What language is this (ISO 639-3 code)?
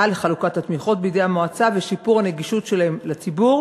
heb